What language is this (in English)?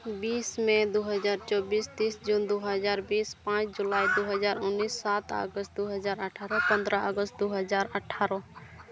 Santali